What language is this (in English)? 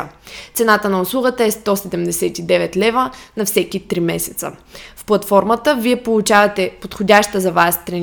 Bulgarian